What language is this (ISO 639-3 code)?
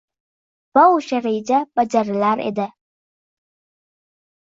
uzb